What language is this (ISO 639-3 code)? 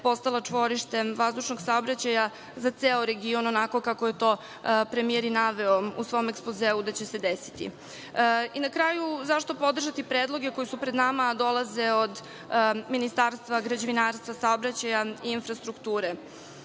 srp